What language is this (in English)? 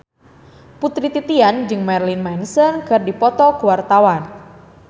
Sundanese